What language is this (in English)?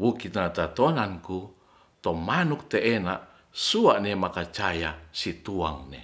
Ratahan